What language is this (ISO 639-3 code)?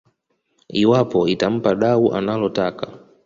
swa